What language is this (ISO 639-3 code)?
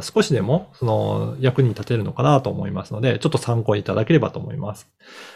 jpn